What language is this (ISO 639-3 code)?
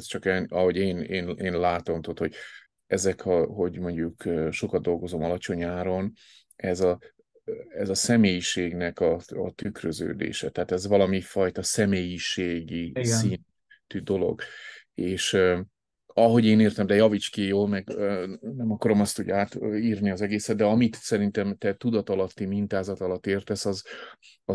hun